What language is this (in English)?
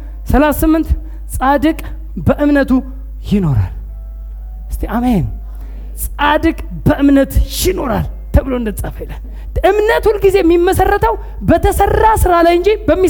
Amharic